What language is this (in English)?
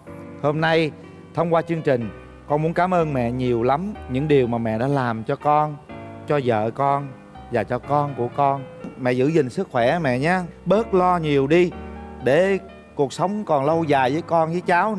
Vietnamese